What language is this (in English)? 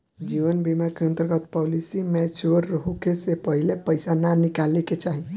Bhojpuri